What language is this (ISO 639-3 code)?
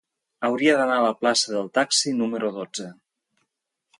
cat